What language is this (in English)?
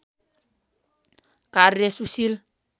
Nepali